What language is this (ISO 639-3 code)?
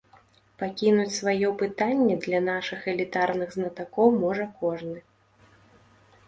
bel